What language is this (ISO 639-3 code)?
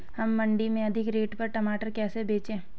hin